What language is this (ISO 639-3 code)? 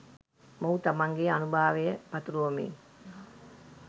sin